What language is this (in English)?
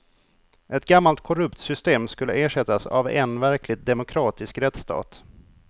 Swedish